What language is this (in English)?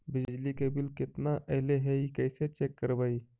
Magahi